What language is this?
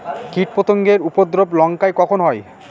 Bangla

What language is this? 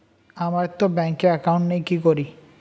Bangla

